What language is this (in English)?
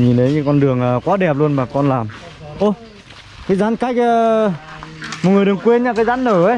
Vietnamese